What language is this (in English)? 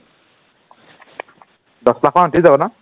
Assamese